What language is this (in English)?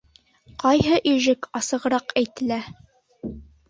Bashkir